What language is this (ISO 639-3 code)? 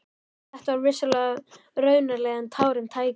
isl